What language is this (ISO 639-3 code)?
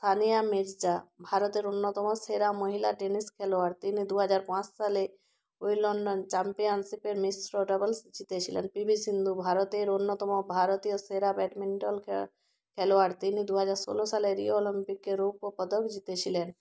ben